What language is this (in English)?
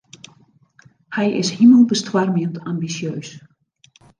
Western Frisian